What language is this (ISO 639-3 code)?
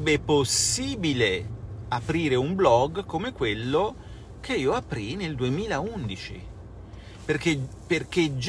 ita